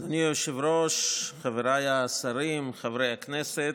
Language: Hebrew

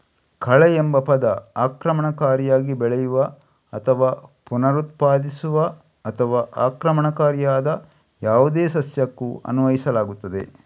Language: Kannada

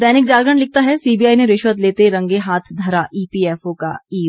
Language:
Hindi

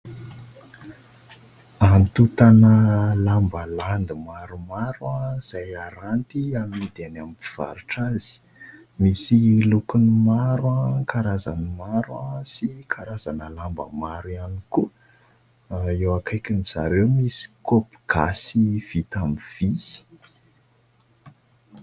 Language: Malagasy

